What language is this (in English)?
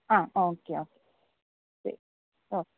Malayalam